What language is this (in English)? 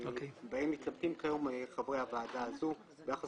Hebrew